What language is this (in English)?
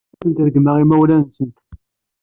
Kabyle